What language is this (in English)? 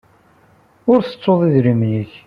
Kabyle